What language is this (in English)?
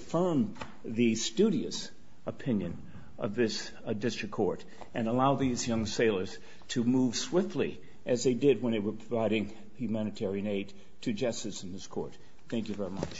English